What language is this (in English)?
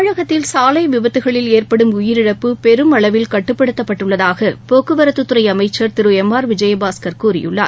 Tamil